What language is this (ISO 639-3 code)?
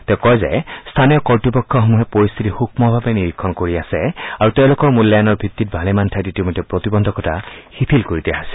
asm